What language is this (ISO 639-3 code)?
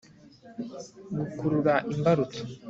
kin